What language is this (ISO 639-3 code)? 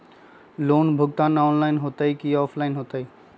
mag